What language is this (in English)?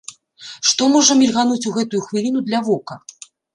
Belarusian